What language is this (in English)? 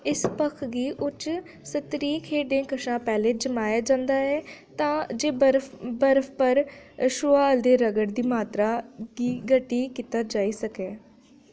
Dogri